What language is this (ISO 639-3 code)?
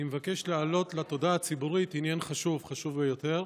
heb